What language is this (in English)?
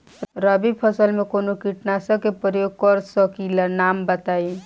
Bhojpuri